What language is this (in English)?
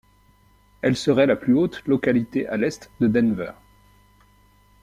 French